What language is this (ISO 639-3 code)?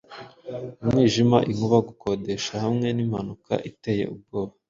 kin